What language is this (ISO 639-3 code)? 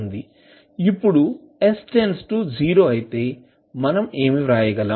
tel